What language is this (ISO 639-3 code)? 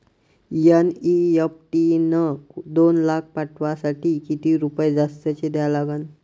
mar